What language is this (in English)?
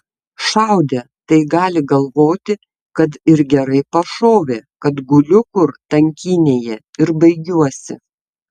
Lithuanian